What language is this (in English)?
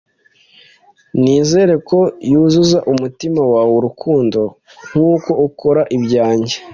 Kinyarwanda